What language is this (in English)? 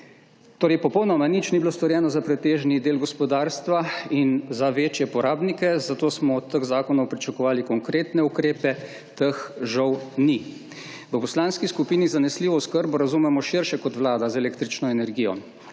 Slovenian